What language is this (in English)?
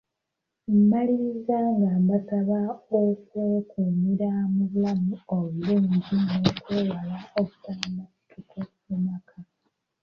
Ganda